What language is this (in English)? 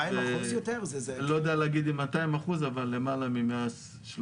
Hebrew